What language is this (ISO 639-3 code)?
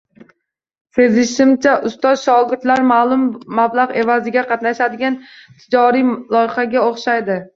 uzb